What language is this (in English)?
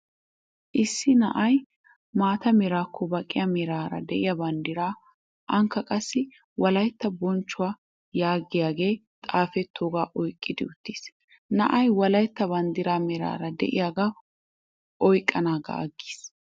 Wolaytta